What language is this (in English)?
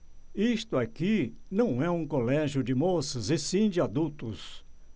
Portuguese